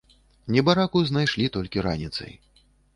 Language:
Belarusian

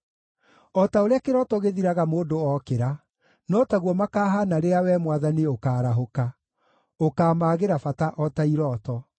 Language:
Kikuyu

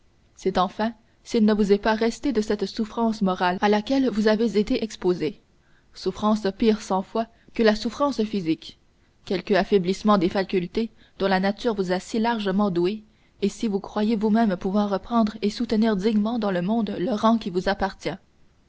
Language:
French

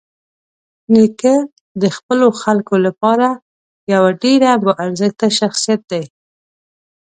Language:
Pashto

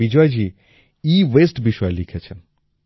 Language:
Bangla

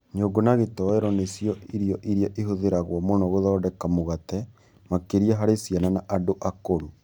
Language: Kikuyu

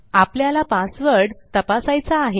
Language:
Marathi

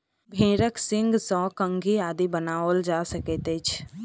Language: Maithili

